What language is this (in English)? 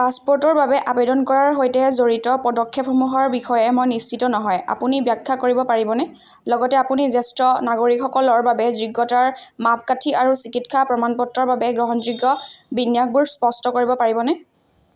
Assamese